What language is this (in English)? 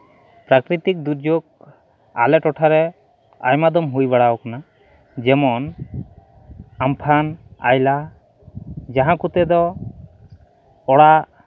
Santali